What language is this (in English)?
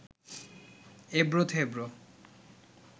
Bangla